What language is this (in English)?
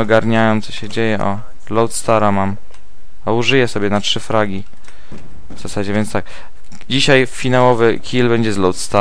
Polish